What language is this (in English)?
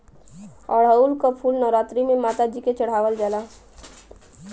Bhojpuri